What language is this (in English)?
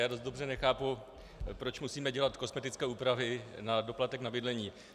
Czech